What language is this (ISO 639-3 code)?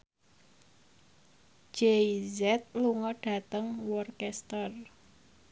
jav